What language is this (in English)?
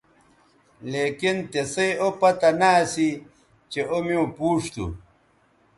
Bateri